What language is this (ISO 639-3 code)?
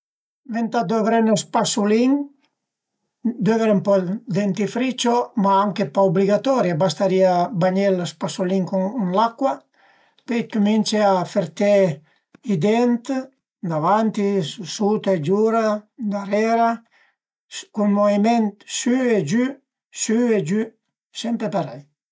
pms